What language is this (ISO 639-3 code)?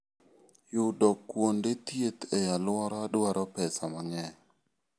luo